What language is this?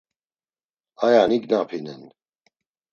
Laz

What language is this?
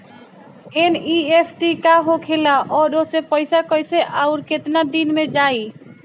Bhojpuri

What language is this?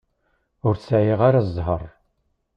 Kabyle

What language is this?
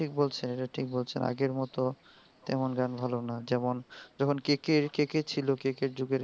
Bangla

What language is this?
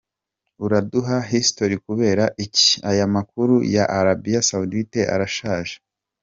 Kinyarwanda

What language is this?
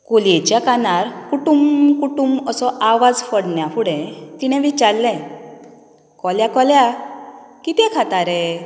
Konkani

